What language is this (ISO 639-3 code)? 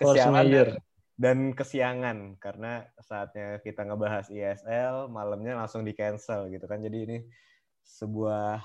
ind